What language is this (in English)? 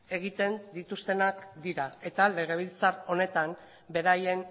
Basque